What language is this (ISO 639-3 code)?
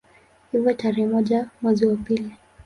swa